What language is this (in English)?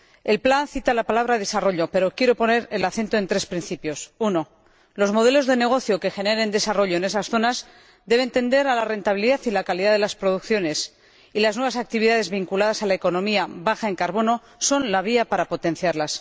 Spanish